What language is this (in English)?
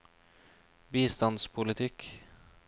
Norwegian